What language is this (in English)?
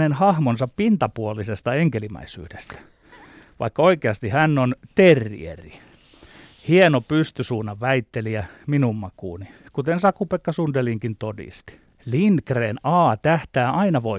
Finnish